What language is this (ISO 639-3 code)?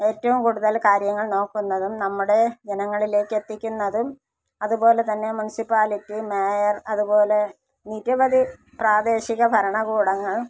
mal